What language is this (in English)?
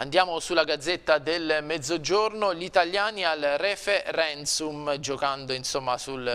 Italian